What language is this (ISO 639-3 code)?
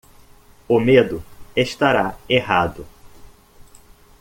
por